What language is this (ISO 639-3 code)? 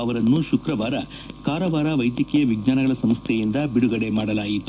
kan